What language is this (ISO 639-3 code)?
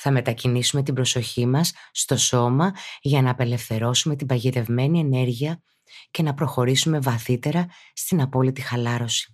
ell